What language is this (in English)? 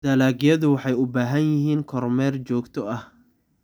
Somali